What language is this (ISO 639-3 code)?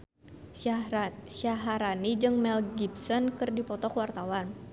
sun